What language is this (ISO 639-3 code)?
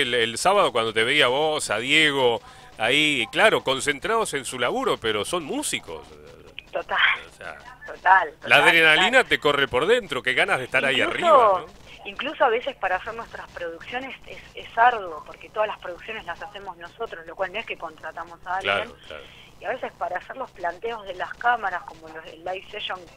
spa